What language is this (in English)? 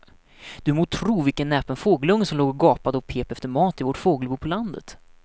Swedish